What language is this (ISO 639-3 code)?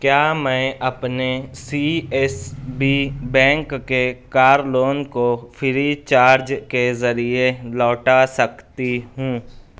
urd